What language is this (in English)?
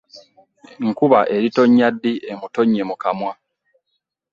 Ganda